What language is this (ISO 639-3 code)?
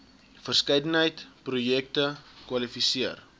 afr